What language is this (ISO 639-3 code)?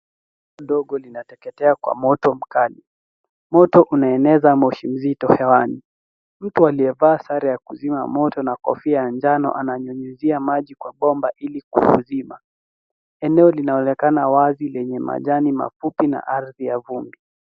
swa